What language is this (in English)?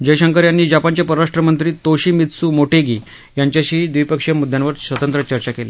Marathi